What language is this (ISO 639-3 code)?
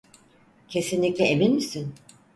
tur